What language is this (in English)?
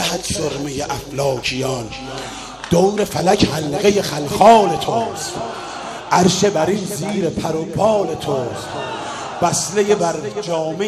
Persian